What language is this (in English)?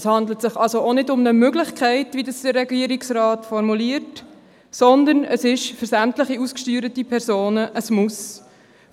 Swiss German